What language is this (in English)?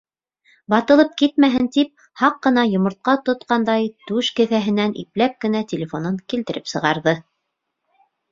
Bashkir